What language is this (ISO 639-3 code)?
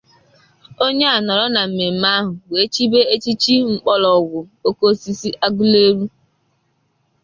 ibo